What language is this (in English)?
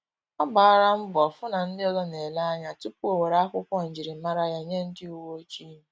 Igbo